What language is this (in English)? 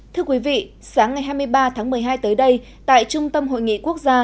Vietnamese